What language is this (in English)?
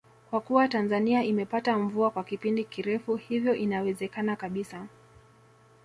Swahili